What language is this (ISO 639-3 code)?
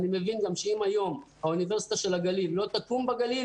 heb